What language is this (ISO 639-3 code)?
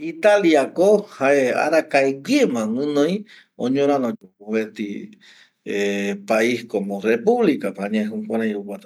gui